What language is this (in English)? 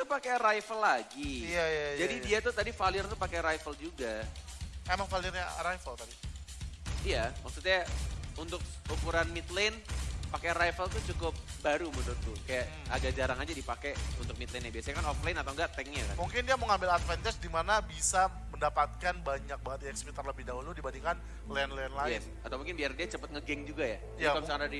Indonesian